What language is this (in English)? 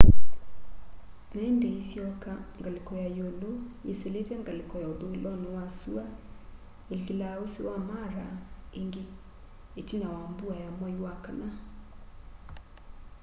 Kamba